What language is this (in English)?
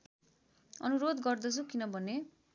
Nepali